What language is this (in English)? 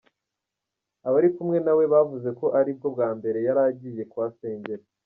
Kinyarwanda